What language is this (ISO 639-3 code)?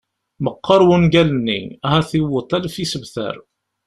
kab